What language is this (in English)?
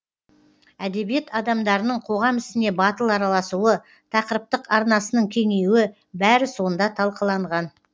Kazakh